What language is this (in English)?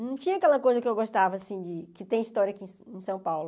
Portuguese